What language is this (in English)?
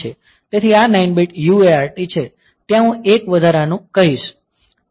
Gujarati